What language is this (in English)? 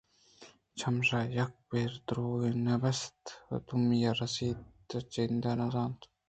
Eastern Balochi